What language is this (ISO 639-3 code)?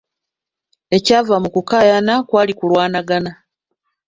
lug